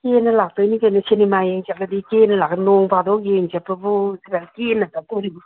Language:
Manipuri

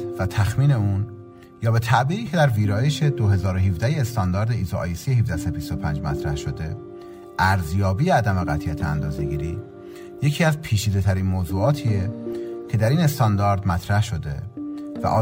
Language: Persian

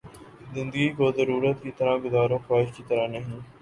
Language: Urdu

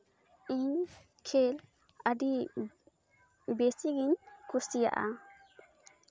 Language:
Santali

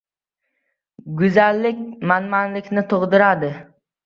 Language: Uzbek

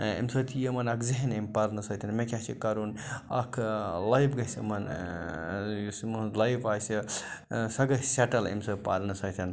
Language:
Kashmiri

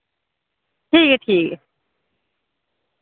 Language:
Dogri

